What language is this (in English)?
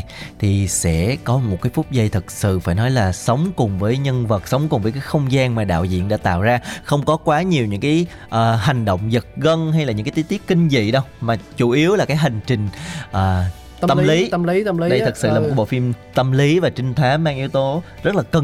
Vietnamese